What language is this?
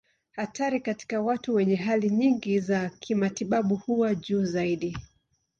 Swahili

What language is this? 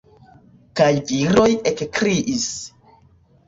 Esperanto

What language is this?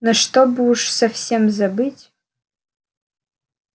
Russian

